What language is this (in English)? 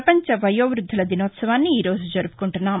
Telugu